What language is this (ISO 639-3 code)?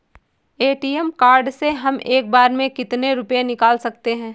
hin